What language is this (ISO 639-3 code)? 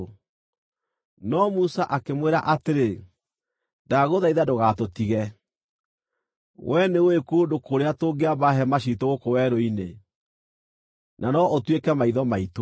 kik